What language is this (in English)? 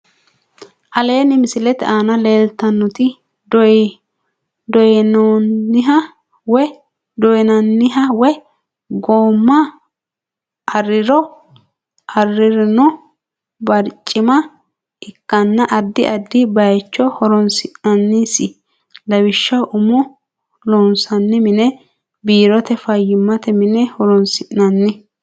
Sidamo